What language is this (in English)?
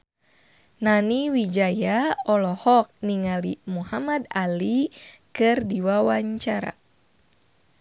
Sundanese